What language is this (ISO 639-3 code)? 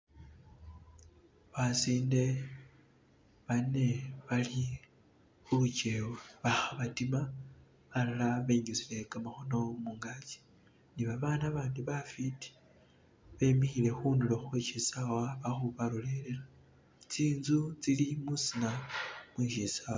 myx